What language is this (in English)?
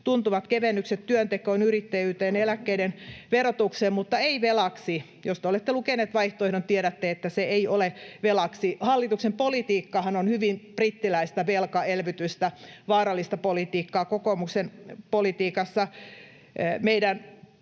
Finnish